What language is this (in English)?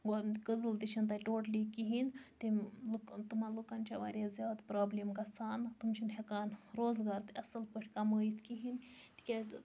Kashmiri